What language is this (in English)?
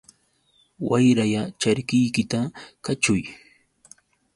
Yauyos Quechua